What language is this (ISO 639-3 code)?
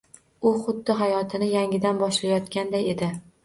uzb